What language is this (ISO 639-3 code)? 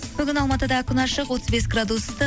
kaz